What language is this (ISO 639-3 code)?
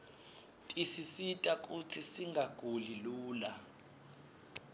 ssw